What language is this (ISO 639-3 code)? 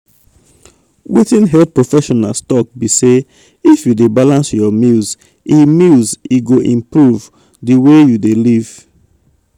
pcm